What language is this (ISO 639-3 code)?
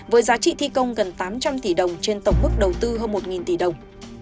vie